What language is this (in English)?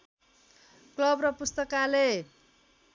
Nepali